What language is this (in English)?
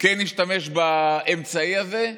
Hebrew